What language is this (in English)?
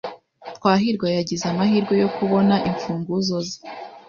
Kinyarwanda